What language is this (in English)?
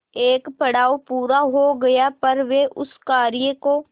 Hindi